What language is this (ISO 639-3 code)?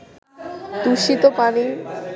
ben